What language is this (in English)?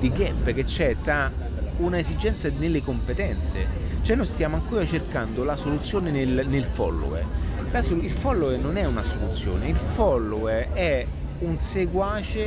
Italian